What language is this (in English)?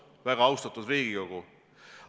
Estonian